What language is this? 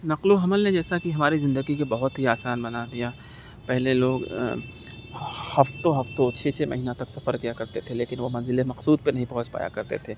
Urdu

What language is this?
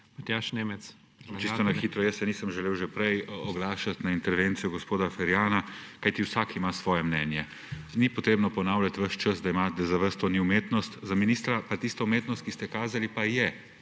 Slovenian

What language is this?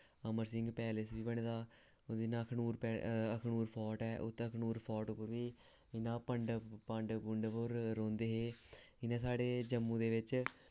Dogri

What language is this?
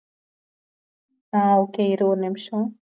Tamil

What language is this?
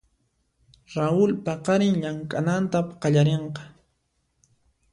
Puno Quechua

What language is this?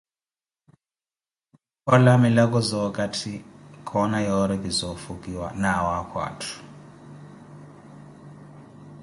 Koti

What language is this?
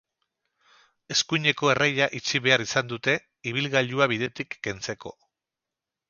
Basque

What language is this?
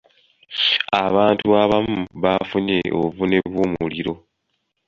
Ganda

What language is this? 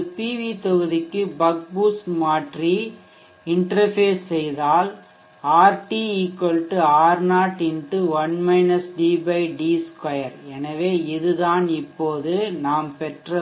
Tamil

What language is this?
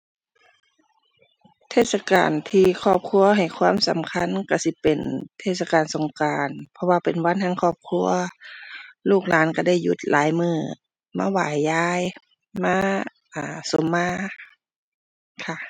Thai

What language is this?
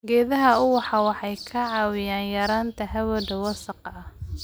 Somali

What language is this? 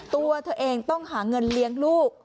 Thai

